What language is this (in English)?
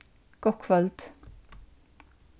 Faroese